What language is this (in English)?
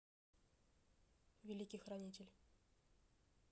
Russian